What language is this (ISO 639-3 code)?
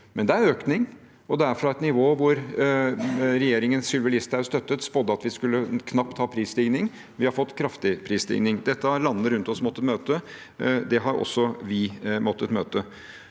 nor